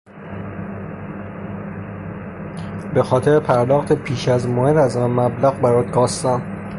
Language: Persian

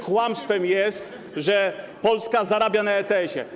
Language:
Polish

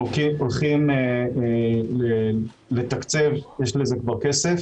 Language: Hebrew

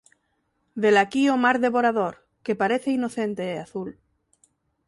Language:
Galician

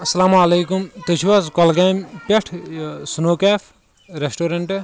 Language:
Kashmiri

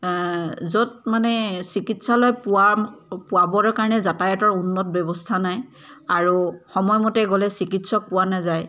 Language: Assamese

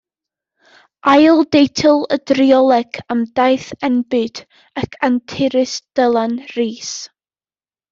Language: Welsh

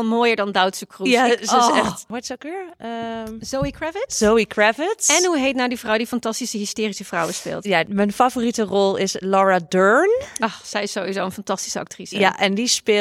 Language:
Dutch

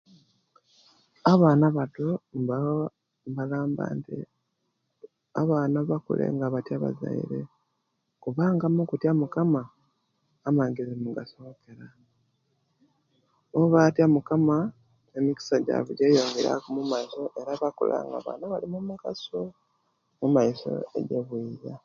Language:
Kenyi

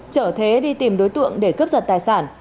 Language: Vietnamese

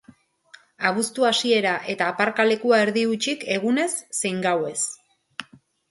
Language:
Basque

